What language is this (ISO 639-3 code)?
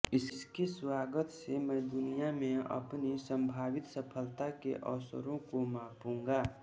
hin